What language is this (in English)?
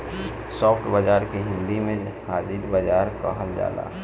Bhojpuri